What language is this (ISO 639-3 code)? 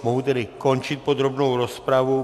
ces